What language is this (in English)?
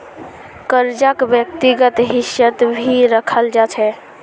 Magahi